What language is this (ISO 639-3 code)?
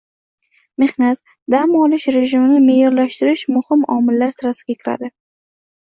uzb